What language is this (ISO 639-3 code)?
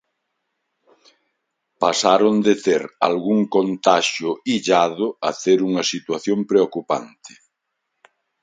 glg